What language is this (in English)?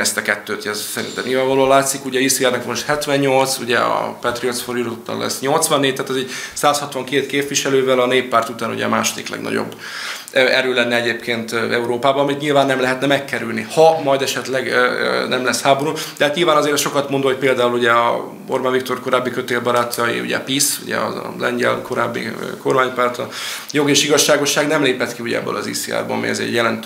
Hungarian